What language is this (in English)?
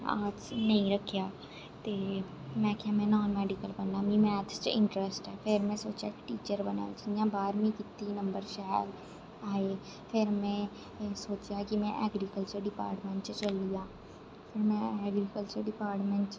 Dogri